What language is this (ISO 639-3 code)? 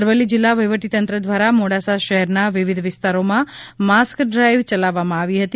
guj